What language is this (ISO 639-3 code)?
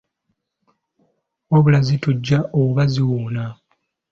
lug